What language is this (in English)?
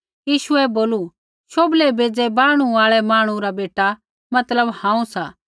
Kullu Pahari